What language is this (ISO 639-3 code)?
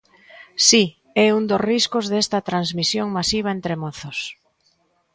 glg